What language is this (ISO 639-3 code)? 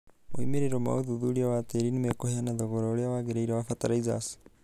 kik